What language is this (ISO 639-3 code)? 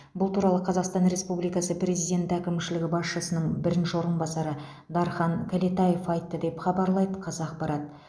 kaz